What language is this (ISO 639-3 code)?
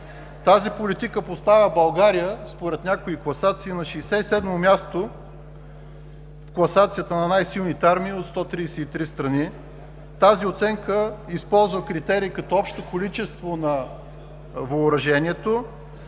bul